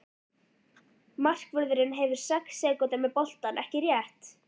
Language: Icelandic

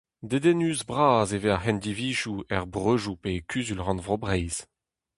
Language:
Breton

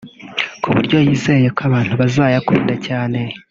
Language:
Kinyarwanda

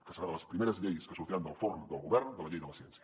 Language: Catalan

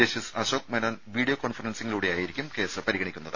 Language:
Malayalam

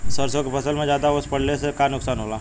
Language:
Bhojpuri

